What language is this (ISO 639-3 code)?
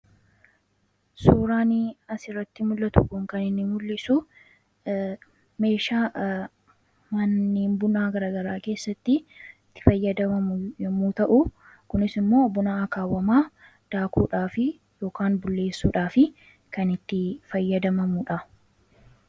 orm